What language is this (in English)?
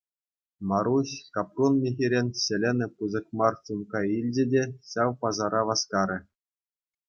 Chuvash